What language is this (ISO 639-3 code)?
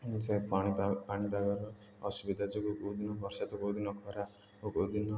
ori